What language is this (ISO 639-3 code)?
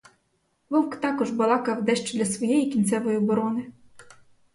ukr